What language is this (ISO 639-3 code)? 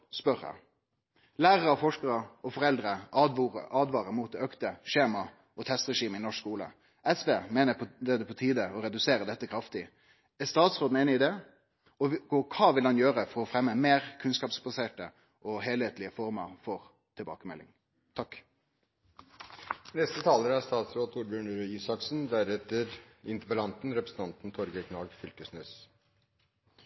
nno